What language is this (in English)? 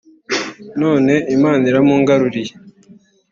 Kinyarwanda